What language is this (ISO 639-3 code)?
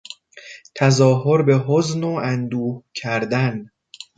fas